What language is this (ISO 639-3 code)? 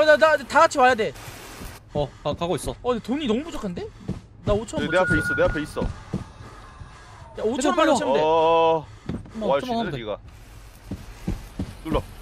kor